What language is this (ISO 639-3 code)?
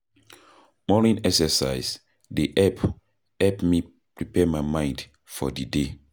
pcm